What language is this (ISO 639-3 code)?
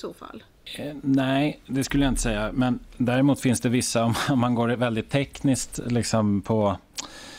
swe